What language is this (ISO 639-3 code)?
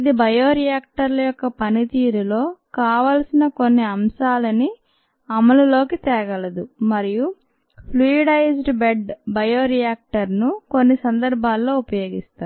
tel